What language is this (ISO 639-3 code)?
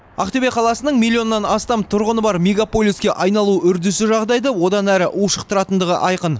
kaz